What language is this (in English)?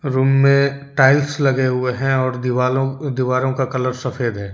Hindi